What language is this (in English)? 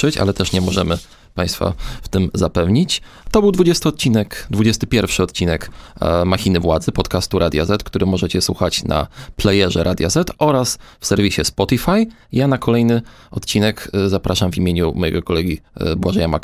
Polish